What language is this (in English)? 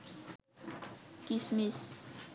Bangla